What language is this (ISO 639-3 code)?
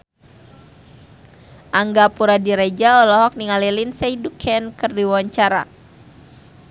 sun